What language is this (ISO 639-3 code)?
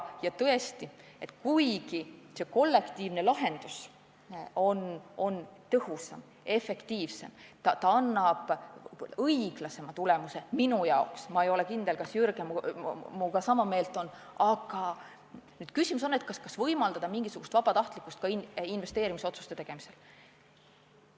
est